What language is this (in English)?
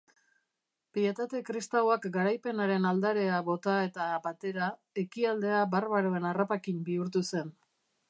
Basque